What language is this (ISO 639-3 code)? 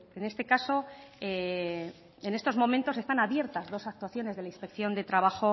spa